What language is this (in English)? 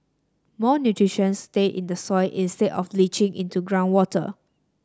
English